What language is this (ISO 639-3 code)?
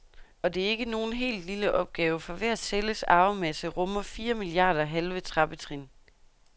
dan